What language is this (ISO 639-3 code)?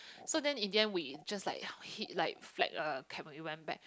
eng